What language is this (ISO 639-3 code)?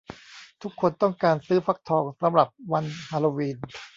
tha